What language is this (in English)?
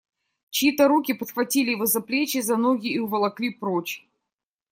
Russian